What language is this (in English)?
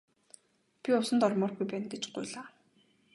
Mongolian